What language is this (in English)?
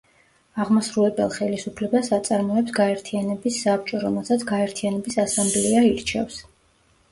Georgian